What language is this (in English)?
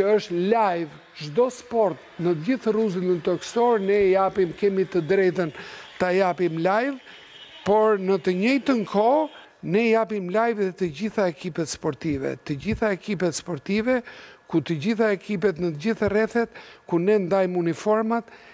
Romanian